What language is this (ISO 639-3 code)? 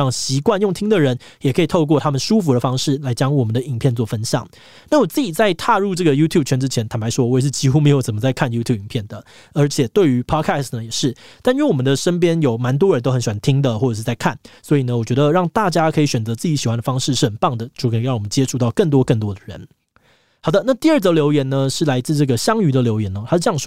zho